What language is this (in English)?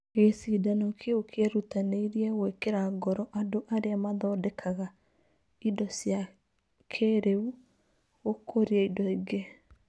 Kikuyu